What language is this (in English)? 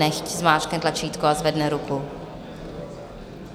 Czech